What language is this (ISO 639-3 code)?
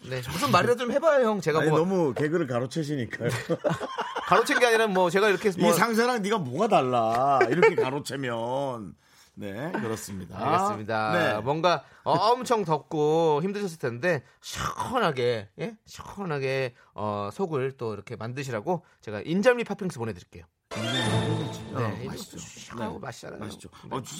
kor